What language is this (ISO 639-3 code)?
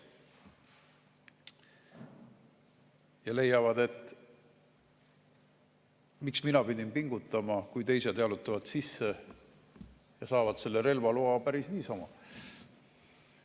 est